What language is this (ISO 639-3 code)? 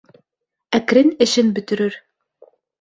bak